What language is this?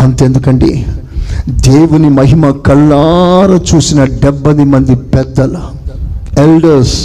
Telugu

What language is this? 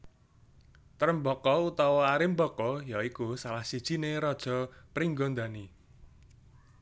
Javanese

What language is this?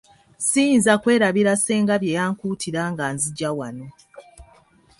Ganda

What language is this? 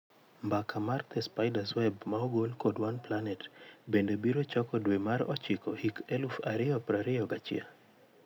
Luo (Kenya and Tanzania)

